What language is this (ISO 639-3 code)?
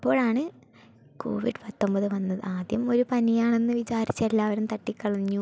mal